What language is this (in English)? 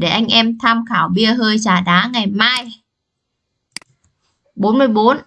Vietnamese